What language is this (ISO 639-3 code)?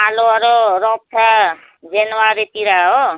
nep